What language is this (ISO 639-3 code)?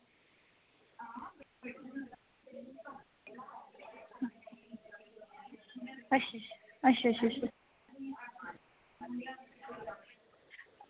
doi